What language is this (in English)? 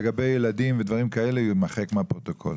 Hebrew